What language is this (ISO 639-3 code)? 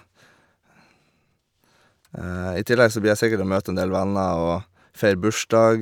nor